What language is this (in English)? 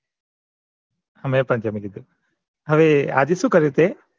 Gujarati